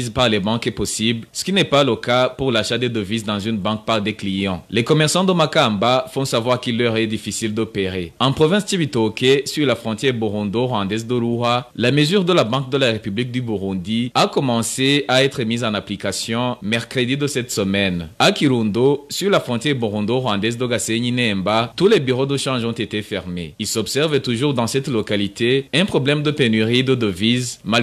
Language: French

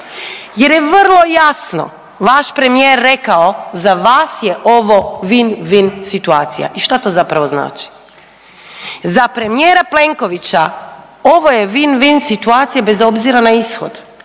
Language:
Croatian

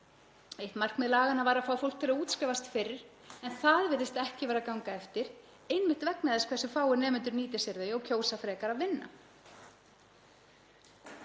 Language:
Icelandic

